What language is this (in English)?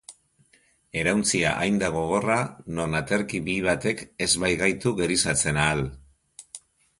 Basque